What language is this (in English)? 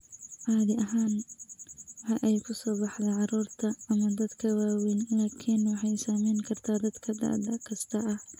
Somali